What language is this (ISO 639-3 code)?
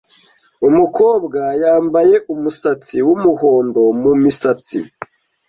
kin